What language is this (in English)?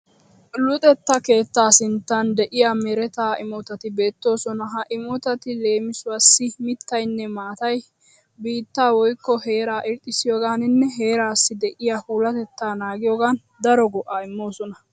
Wolaytta